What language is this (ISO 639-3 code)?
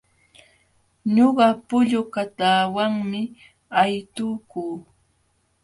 qxw